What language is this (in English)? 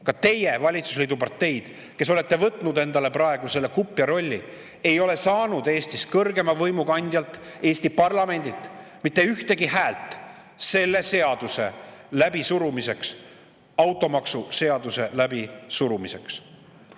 Estonian